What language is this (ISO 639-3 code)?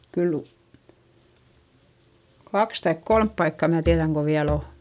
fin